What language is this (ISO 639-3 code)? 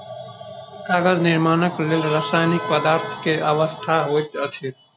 mai